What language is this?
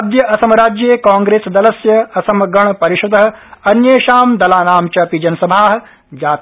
Sanskrit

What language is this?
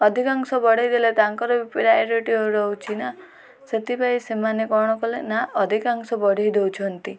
Odia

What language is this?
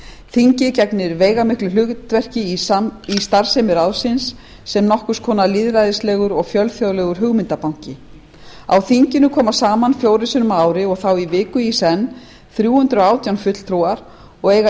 Icelandic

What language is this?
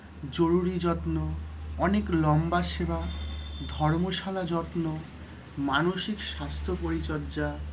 Bangla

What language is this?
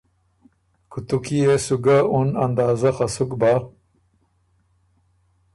Ormuri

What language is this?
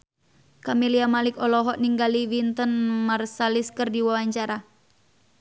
Sundanese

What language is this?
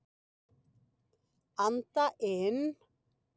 Icelandic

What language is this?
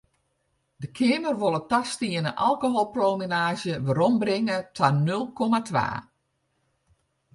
Western Frisian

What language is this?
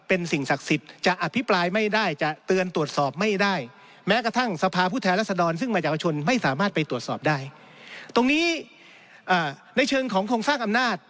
Thai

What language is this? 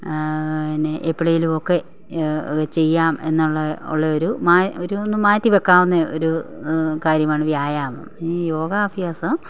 Malayalam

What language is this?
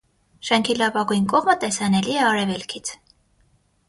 Armenian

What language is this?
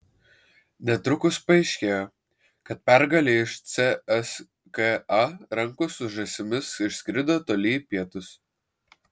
Lithuanian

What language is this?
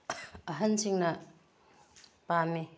Manipuri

